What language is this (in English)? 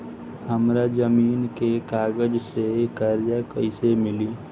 Bhojpuri